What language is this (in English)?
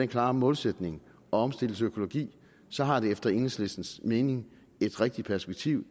Danish